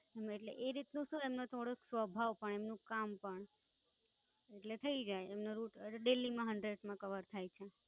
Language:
Gujarati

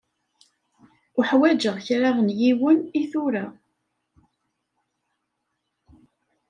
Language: Kabyle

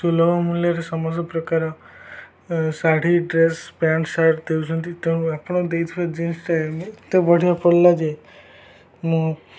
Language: Odia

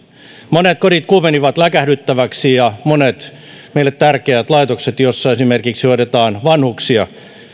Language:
Finnish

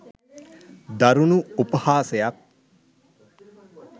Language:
Sinhala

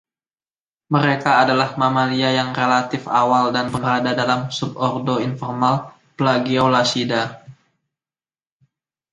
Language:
Indonesian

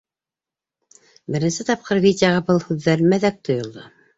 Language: Bashkir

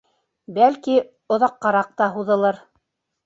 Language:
Bashkir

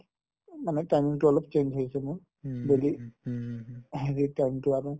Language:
Assamese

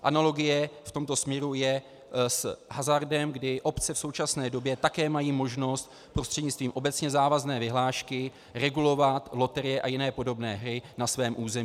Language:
Czech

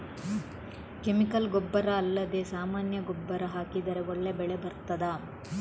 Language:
Kannada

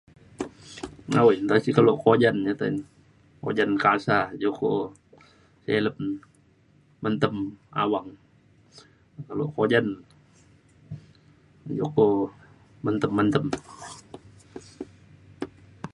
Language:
Mainstream Kenyah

